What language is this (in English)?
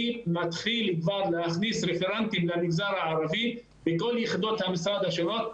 Hebrew